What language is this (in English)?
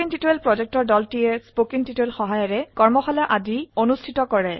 Assamese